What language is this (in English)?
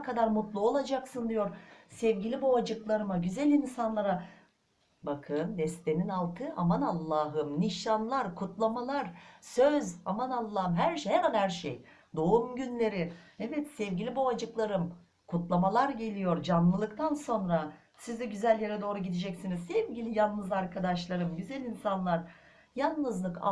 Turkish